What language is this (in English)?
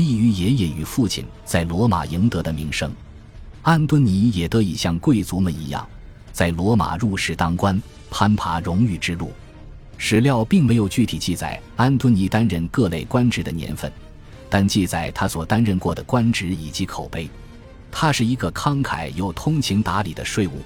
Chinese